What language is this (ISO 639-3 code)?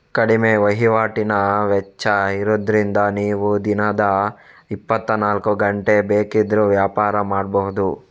kan